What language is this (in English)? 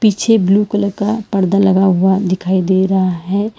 Hindi